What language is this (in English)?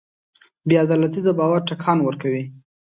Pashto